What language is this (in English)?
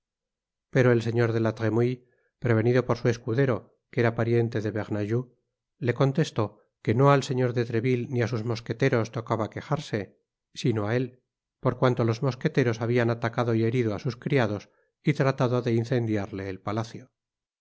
Spanish